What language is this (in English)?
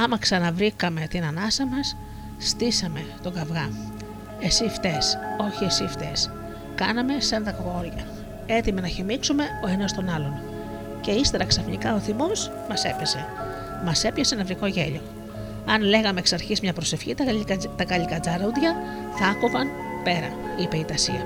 Greek